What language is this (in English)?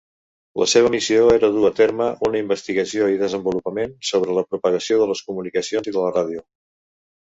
Catalan